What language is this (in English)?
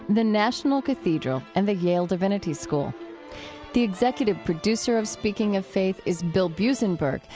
English